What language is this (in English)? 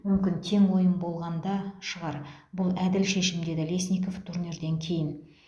Kazakh